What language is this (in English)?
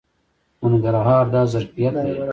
Pashto